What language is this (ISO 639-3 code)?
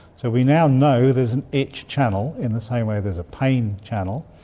eng